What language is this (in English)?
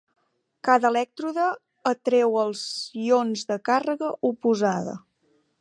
Catalan